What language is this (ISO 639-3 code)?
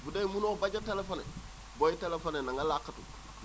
wol